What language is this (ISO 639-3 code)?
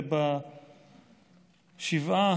heb